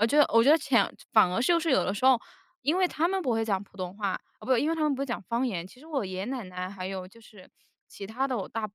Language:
Chinese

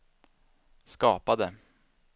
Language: Swedish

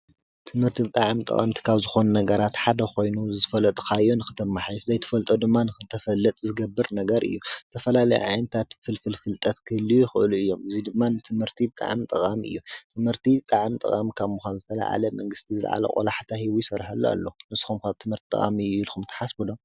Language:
Tigrinya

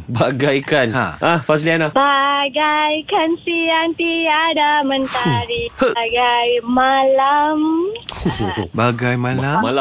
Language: Malay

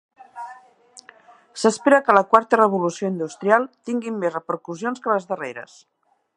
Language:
Catalan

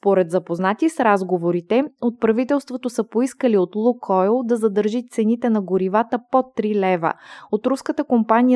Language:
Bulgarian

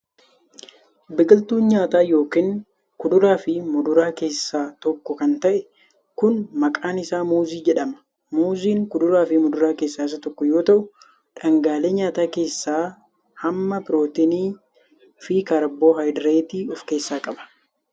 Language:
Oromo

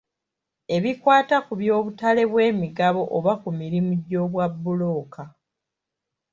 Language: Ganda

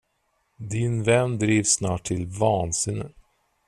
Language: Swedish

